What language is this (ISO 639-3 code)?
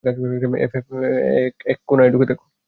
ben